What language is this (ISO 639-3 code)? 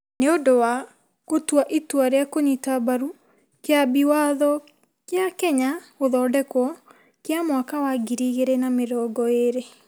kik